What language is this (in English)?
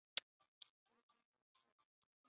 Chinese